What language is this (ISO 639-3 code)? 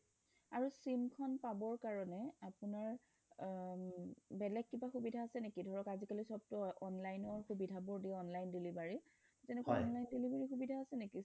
asm